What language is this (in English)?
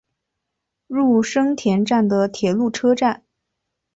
Chinese